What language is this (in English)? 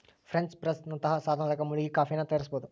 Kannada